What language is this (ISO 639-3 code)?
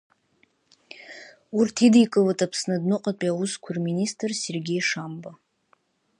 abk